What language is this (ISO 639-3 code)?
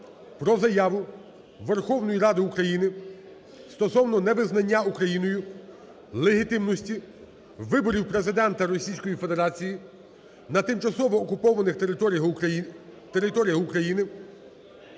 ukr